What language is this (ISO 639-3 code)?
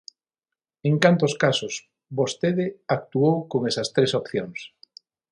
glg